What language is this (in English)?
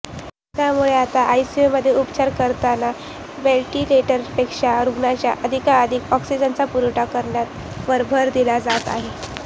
Marathi